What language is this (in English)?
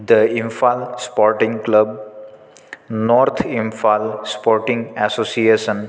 Sanskrit